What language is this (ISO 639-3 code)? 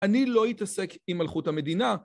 heb